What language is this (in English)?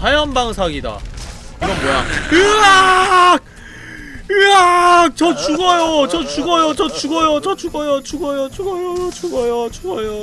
Korean